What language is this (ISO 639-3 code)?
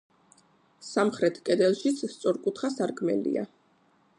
kat